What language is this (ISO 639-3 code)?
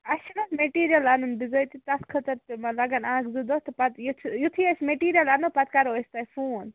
kas